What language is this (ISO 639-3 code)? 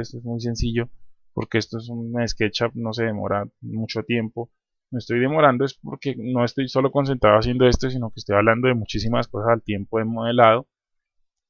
spa